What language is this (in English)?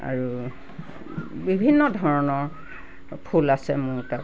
Assamese